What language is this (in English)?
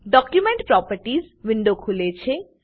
Gujarati